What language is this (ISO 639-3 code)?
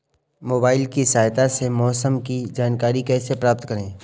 hin